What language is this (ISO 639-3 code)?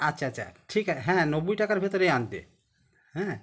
ben